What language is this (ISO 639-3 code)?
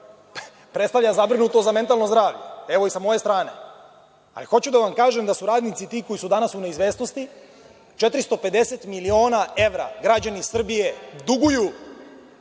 srp